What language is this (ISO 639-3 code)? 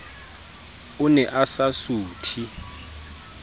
sot